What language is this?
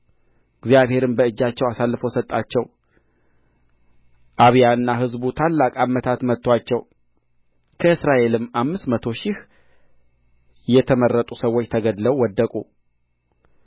Amharic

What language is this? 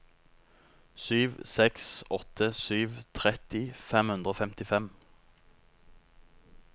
Norwegian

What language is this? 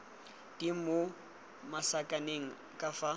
Tswana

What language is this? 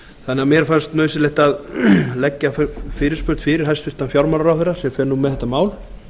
Icelandic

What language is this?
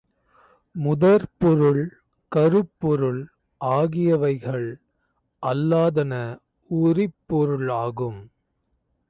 Tamil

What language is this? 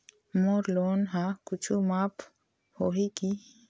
Chhattisgarhi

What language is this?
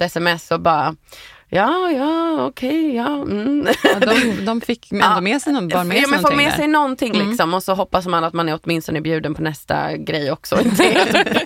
Swedish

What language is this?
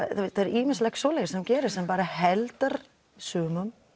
Icelandic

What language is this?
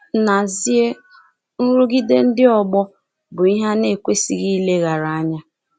Igbo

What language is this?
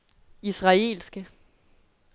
Danish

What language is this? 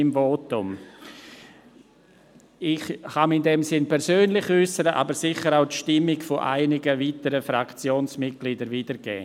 Swiss German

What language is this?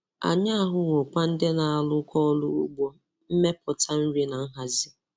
Igbo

